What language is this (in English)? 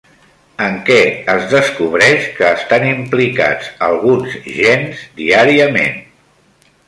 Catalan